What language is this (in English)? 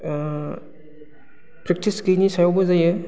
Bodo